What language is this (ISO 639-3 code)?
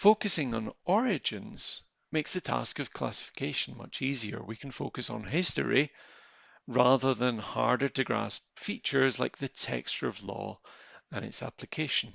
eng